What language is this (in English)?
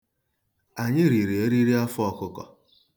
Igbo